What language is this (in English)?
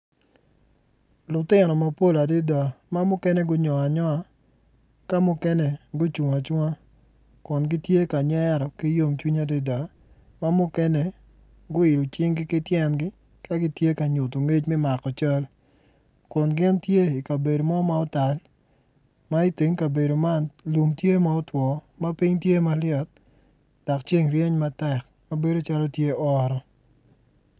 Acoli